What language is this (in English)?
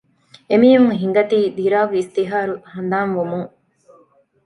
Divehi